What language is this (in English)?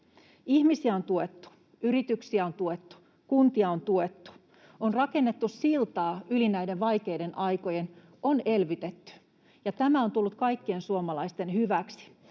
Finnish